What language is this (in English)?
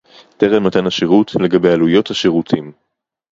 Hebrew